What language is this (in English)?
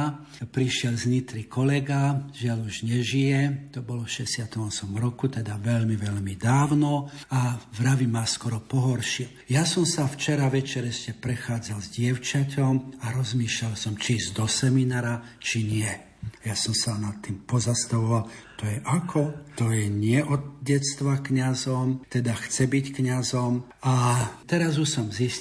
Slovak